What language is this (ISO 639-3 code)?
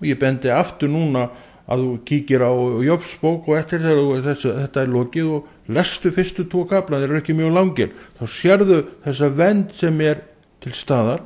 nld